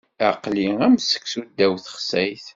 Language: Kabyle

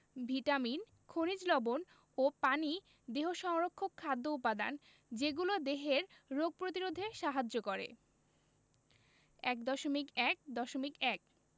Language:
Bangla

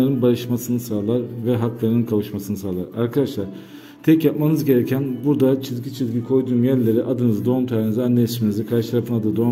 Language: Turkish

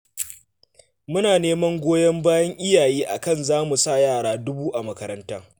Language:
Hausa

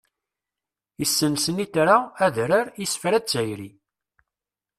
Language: Kabyle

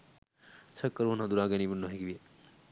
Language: Sinhala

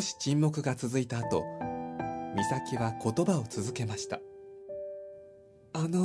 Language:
Japanese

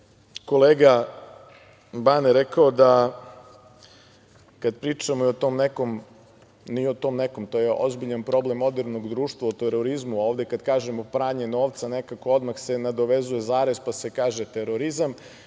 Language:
Serbian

